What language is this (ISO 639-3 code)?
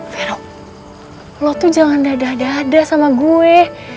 ind